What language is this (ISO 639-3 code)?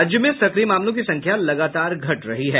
hin